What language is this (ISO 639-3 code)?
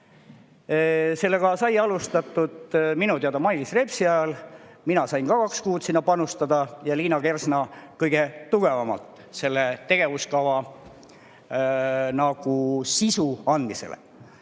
est